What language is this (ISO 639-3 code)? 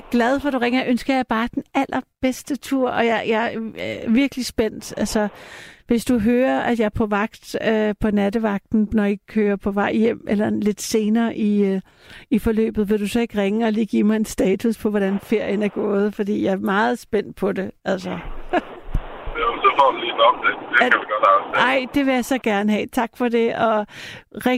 dan